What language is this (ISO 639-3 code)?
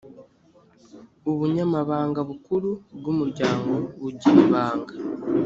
kin